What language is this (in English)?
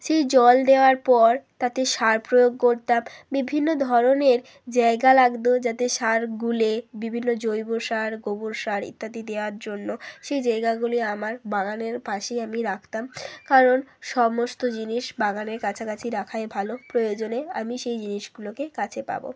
Bangla